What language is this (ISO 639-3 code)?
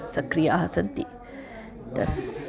san